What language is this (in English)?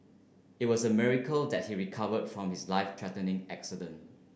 English